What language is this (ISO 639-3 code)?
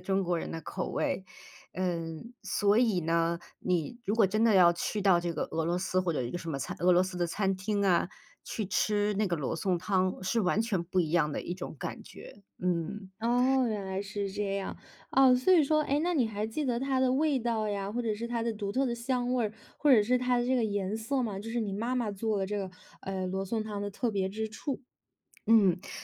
zho